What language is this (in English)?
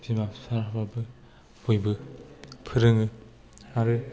Bodo